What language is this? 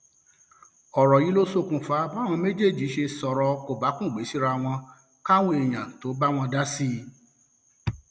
Yoruba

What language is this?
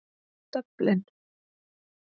Icelandic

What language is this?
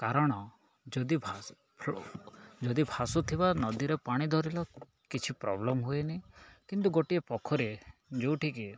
Odia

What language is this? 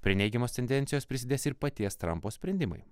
Lithuanian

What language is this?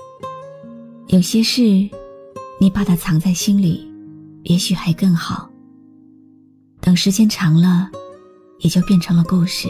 Chinese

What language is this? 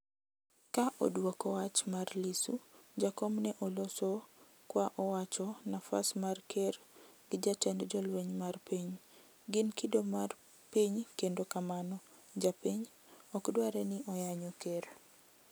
Luo (Kenya and Tanzania)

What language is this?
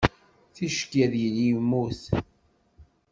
Kabyle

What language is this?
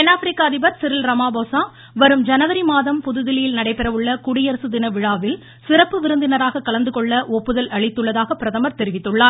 Tamil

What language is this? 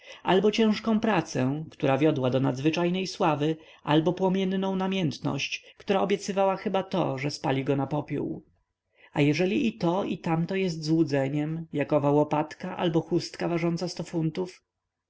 Polish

